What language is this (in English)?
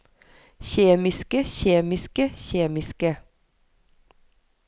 Norwegian